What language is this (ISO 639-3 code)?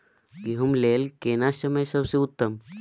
mai